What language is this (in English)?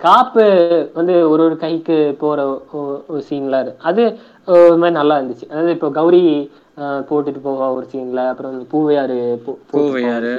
Telugu